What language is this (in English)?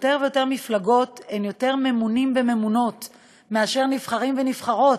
Hebrew